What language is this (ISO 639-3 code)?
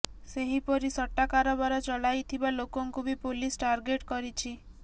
ori